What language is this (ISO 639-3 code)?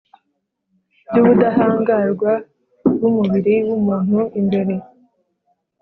kin